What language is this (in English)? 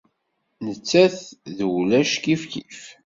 Kabyle